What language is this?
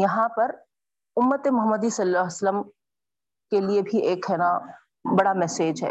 Urdu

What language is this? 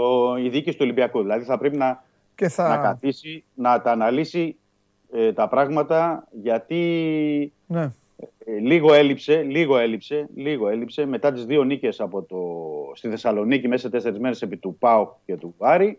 Greek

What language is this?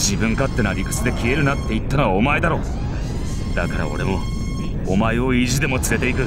Japanese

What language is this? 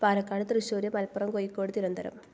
Malayalam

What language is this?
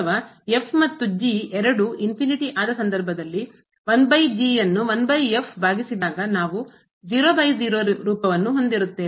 Kannada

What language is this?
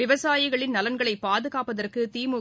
Tamil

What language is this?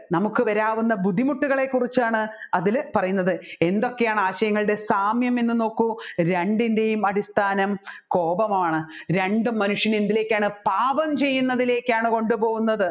Malayalam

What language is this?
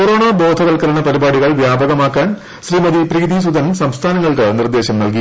Malayalam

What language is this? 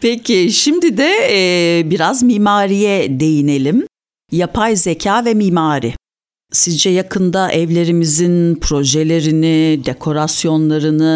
Turkish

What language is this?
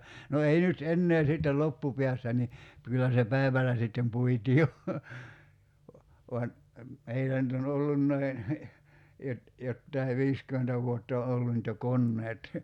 Finnish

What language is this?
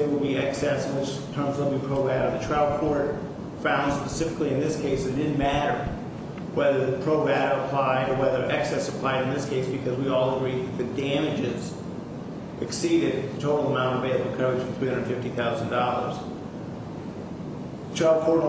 English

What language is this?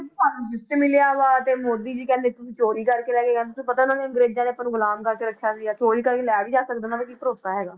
Punjabi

